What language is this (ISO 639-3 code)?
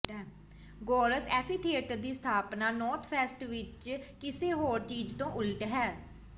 pan